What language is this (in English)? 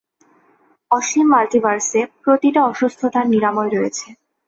Bangla